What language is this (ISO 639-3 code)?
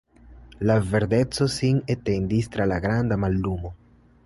epo